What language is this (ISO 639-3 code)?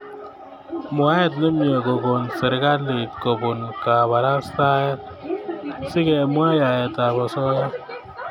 kln